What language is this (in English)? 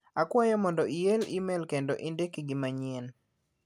Luo (Kenya and Tanzania)